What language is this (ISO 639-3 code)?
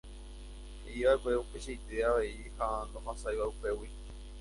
grn